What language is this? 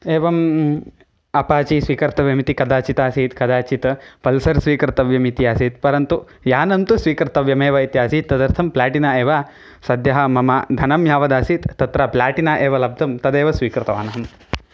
Sanskrit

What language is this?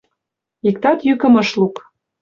Mari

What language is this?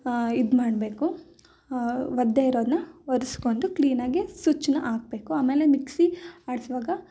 Kannada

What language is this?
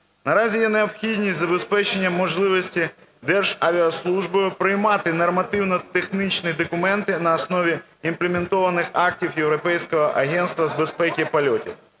Ukrainian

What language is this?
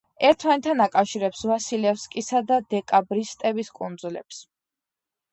Georgian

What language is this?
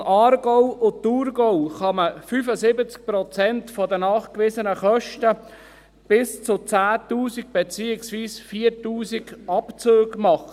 Swiss German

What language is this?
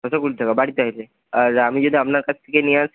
Bangla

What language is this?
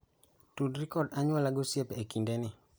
Luo (Kenya and Tanzania)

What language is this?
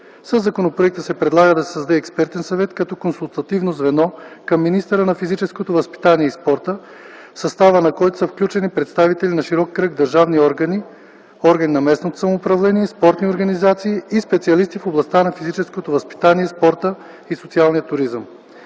Bulgarian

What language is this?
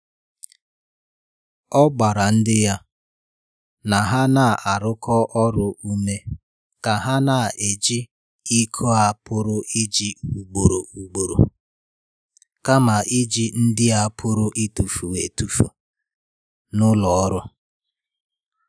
Igbo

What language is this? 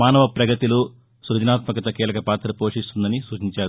Telugu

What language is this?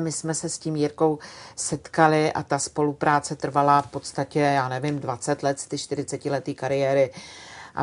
Czech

